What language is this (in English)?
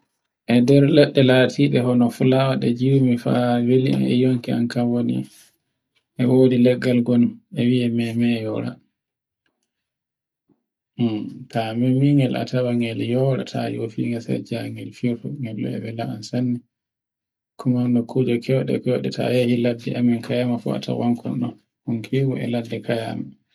Borgu Fulfulde